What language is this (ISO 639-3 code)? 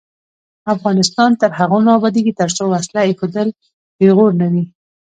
pus